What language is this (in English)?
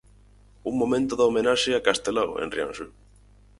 Galician